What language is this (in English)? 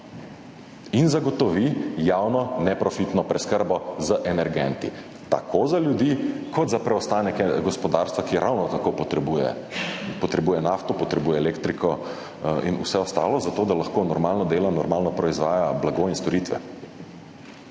Slovenian